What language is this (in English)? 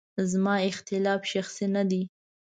Pashto